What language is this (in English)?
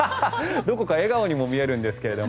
Japanese